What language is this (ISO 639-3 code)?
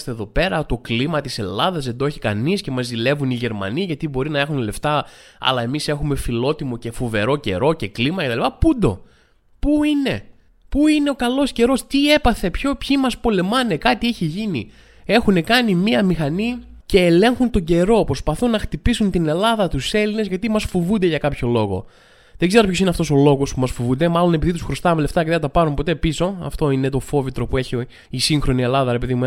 ell